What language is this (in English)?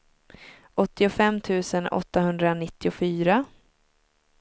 Swedish